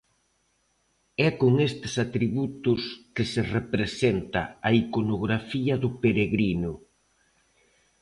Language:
Galician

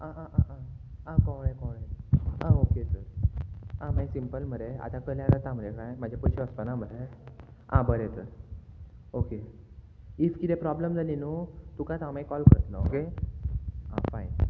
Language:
Konkani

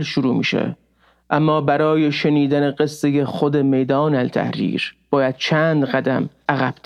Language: Persian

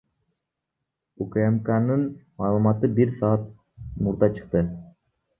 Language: Kyrgyz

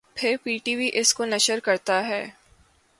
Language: Urdu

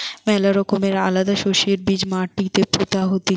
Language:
Bangla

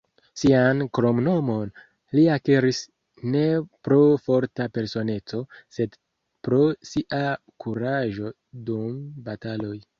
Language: Esperanto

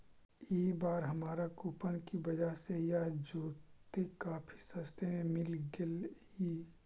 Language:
Magahi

